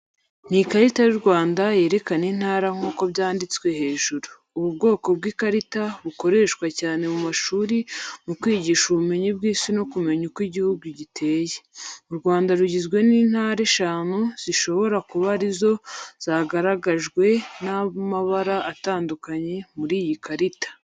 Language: Kinyarwanda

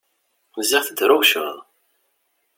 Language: Kabyle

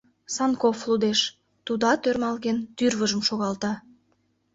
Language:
Mari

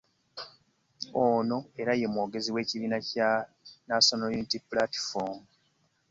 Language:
Ganda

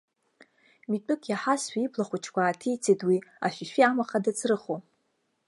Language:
Abkhazian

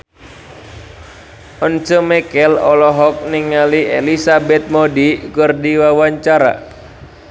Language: Sundanese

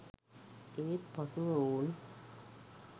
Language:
Sinhala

